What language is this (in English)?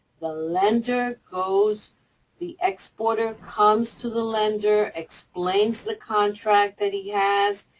English